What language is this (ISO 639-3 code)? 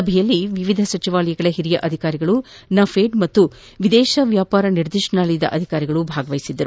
kan